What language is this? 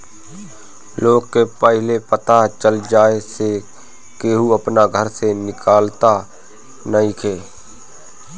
Bhojpuri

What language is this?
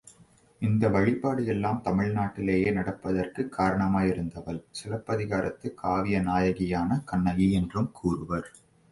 Tamil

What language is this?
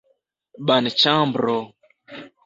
Esperanto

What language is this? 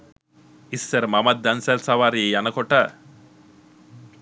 Sinhala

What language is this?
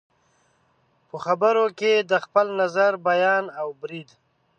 Pashto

